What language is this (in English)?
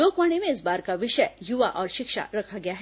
Hindi